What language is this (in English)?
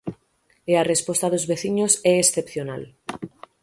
Galician